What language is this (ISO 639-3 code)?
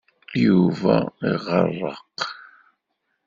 kab